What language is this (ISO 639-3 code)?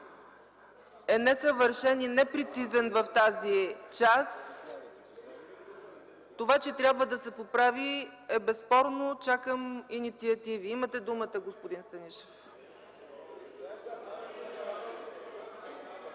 bul